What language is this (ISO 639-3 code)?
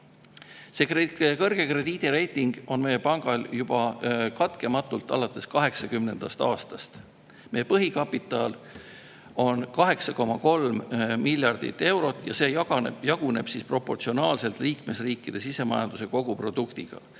est